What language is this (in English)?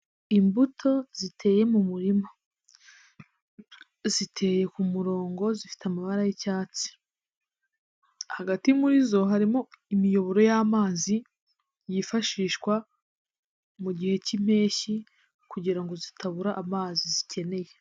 Kinyarwanda